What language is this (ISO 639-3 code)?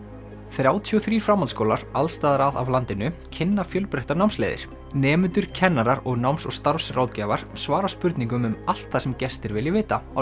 isl